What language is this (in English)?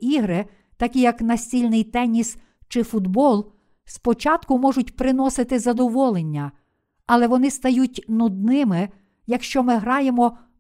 Ukrainian